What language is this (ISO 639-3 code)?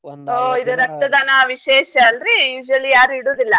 kan